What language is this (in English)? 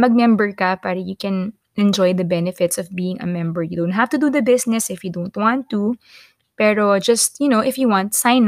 Filipino